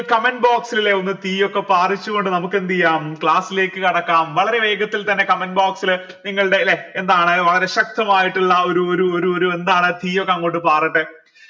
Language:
Malayalam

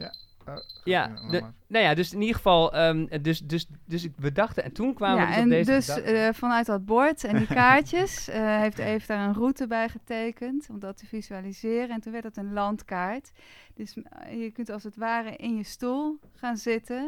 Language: Dutch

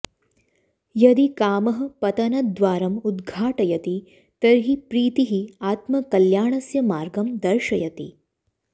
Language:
Sanskrit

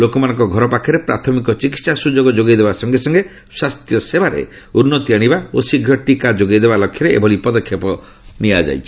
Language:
Odia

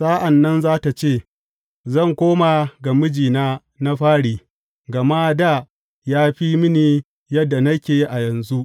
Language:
Hausa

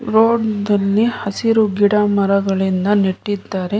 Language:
Kannada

